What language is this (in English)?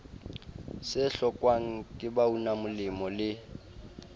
Southern Sotho